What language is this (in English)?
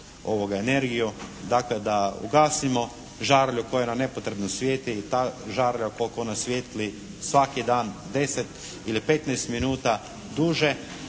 Croatian